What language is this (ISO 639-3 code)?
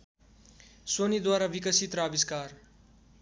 nep